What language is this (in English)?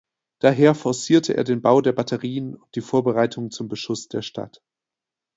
German